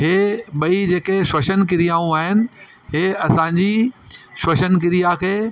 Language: Sindhi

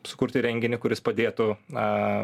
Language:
Lithuanian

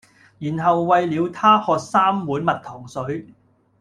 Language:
Cantonese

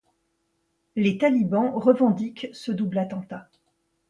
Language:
French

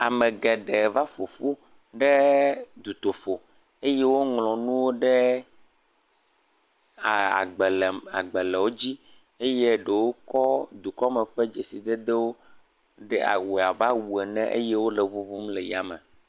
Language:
Ewe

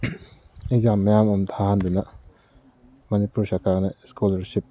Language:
Manipuri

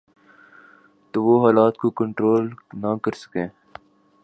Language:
Urdu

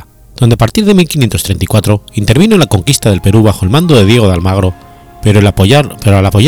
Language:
Spanish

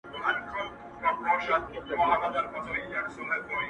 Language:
Pashto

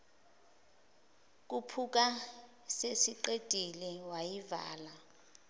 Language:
Zulu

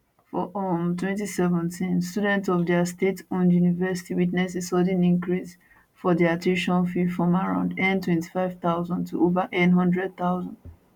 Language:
Nigerian Pidgin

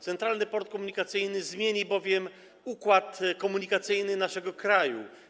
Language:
Polish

